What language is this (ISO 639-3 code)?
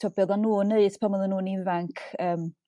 cym